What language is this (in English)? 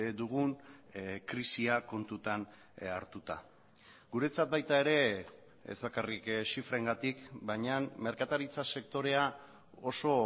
Basque